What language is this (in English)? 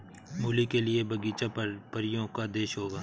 Hindi